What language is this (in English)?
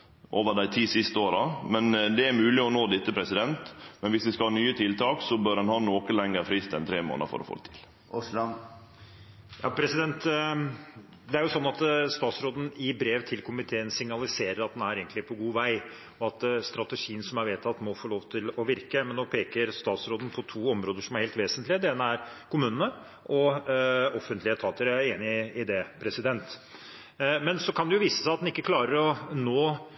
Norwegian